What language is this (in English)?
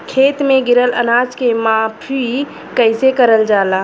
Bhojpuri